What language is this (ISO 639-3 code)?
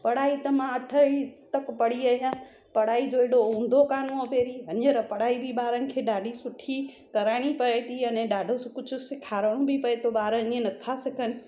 snd